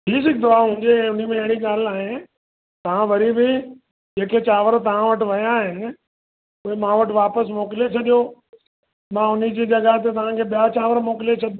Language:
Sindhi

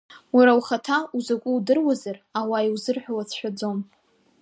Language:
Abkhazian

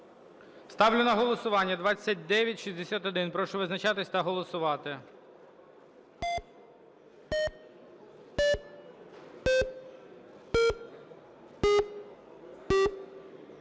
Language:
Ukrainian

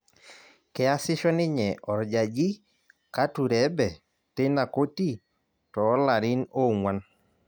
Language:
Masai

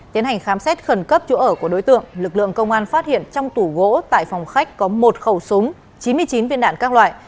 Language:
Vietnamese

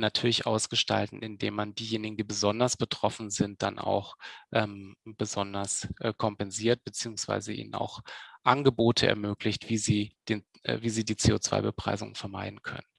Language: German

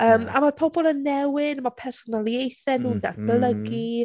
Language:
Welsh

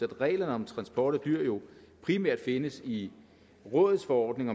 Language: Danish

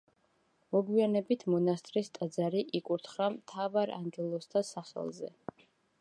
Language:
Georgian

